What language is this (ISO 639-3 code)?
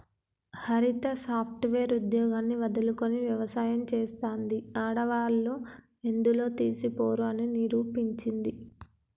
tel